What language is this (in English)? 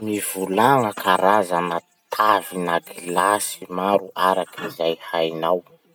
Masikoro Malagasy